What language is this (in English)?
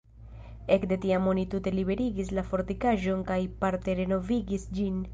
Esperanto